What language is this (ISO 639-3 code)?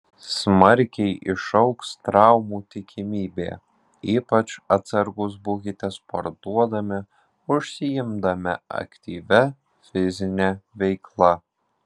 lit